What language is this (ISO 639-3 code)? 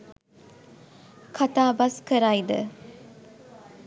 sin